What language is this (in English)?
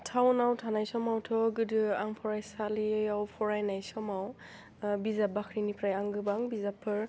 Bodo